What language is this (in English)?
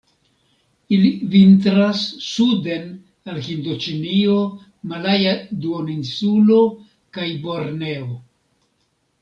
Esperanto